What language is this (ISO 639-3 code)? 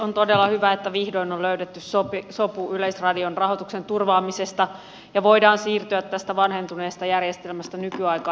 fin